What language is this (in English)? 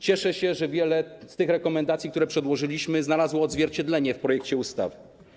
Polish